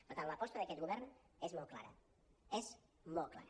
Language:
Catalan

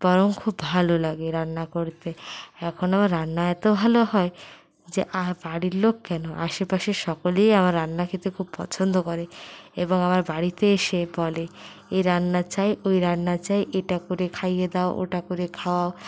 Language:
Bangla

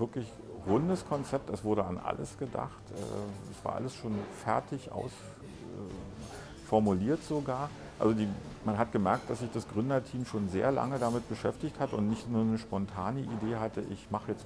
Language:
German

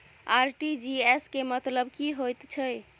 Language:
Maithili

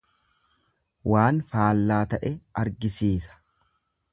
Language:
Oromo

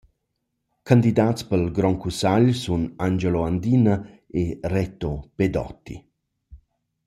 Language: Romansh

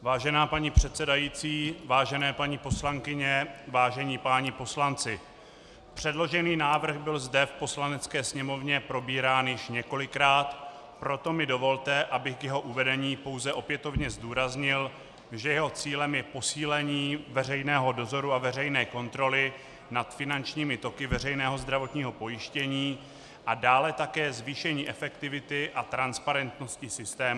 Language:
Czech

